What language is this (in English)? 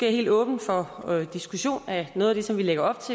Danish